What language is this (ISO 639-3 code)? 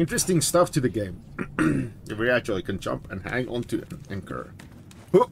eng